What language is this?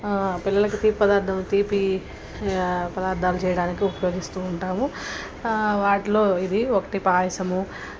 Telugu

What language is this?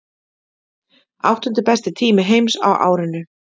Icelandic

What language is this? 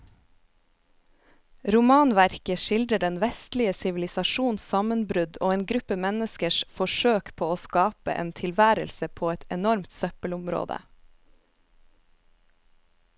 Norwegian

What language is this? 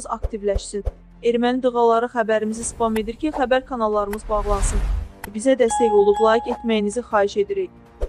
Turkish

